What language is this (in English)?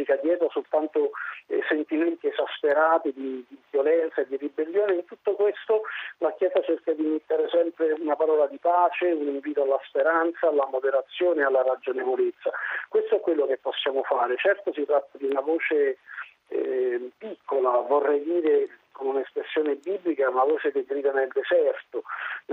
Italian